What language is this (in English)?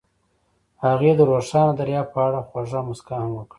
Pashto